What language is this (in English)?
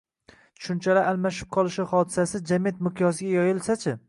Uzbek